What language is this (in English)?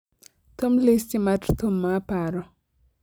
Luo (Kenya and Tanzania)